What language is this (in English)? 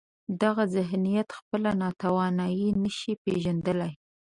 Pashto